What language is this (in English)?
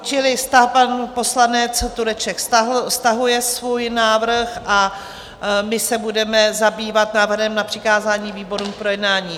Czech